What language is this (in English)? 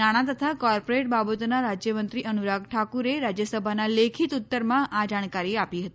Gujarati